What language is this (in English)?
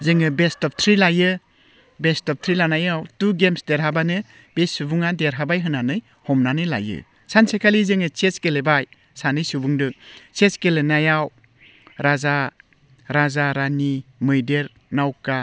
Bodo